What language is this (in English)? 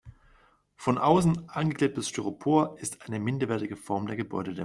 German